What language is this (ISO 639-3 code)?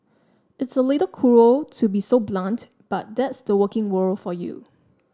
eng